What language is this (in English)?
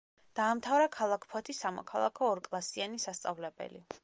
Georgian